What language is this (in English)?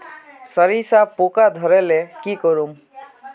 Magahi